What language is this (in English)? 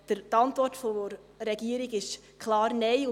Swiss German